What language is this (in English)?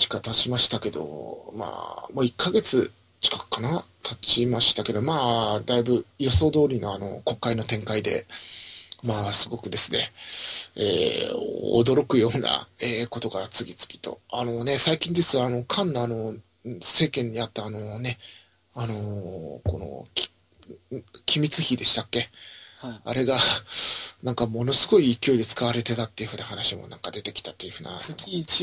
Japanese